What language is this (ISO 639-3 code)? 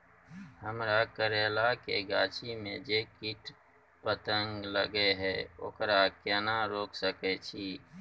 mai